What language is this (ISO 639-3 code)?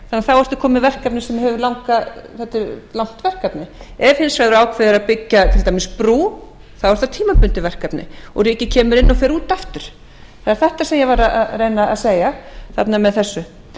isl